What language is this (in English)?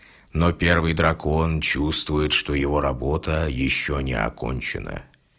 Russian